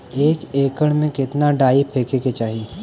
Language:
Bhojpuri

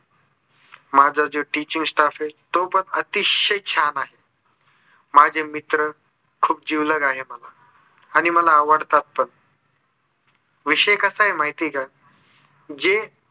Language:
Marathi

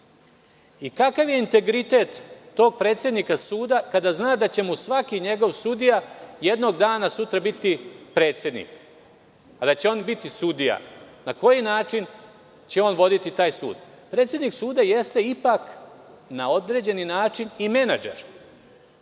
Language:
Serbian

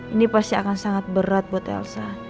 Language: Indonesian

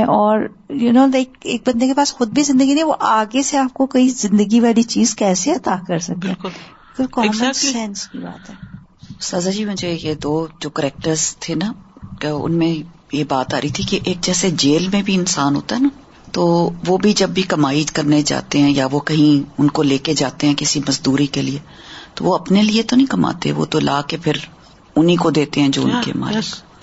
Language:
Urdu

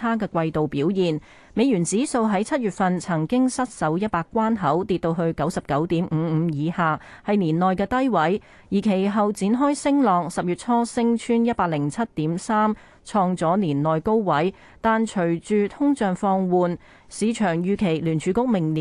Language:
Chinese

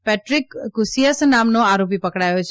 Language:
Gujarati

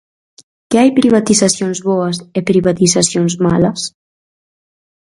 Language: Galician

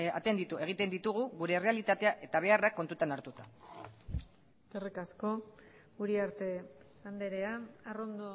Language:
Basque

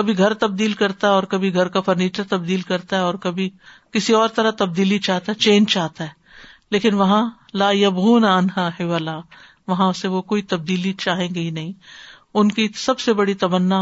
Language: Urdu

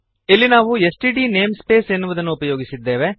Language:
Kannada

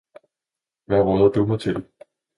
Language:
Danish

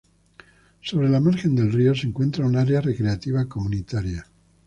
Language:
Spanish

